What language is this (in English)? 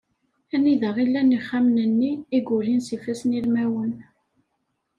Kabyle